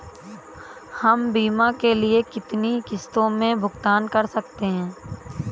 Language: Hindi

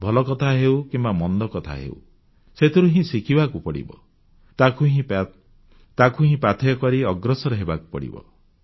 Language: Odia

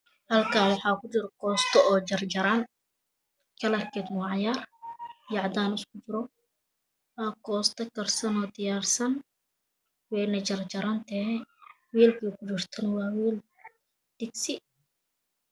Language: Somali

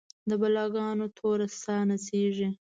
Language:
Pashto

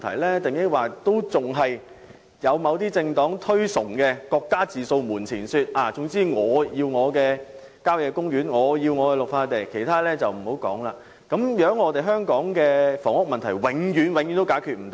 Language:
Cantonese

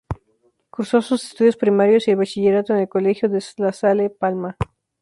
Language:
Spanish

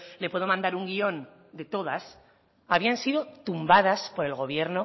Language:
Spanish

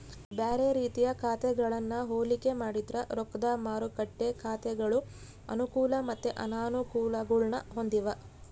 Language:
Kannada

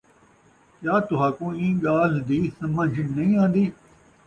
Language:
Saraiki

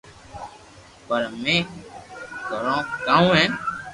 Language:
Loarki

